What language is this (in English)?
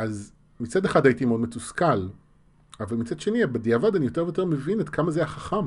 Hebrew